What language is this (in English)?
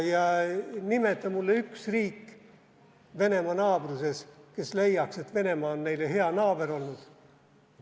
Estonian